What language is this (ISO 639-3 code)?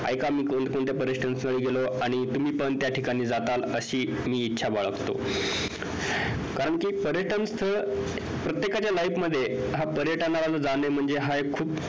mar